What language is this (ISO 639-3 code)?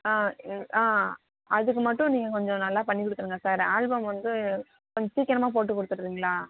tam